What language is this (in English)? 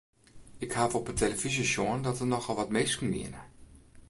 Western Frisian